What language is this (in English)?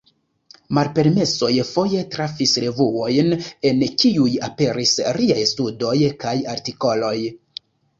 Esperanto